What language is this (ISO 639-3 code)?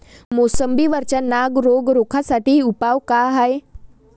mar